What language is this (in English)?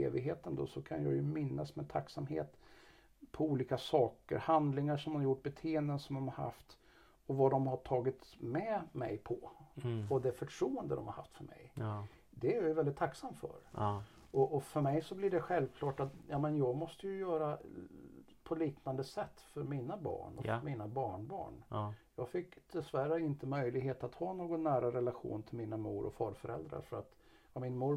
Swedish